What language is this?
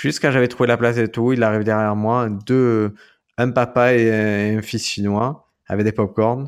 French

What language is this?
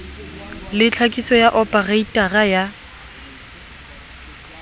Southern Sotho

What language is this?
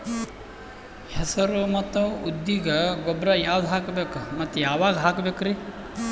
Kannada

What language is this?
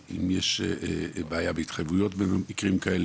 Hebrew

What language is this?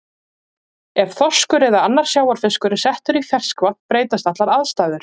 Icelandic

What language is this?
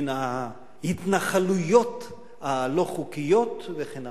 Hebrew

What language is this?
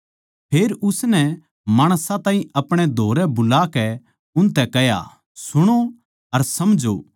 Haryanvi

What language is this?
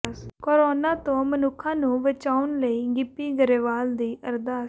Punjabi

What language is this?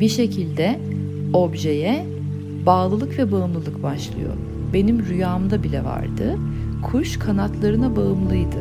Turkish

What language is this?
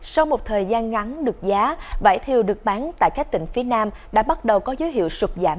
Vietnamese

